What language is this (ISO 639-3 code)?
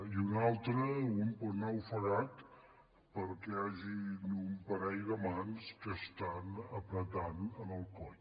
cat